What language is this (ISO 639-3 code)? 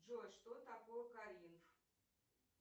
rus